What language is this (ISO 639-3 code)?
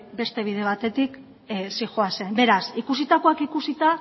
eus